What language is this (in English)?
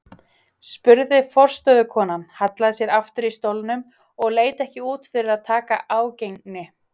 Icelandic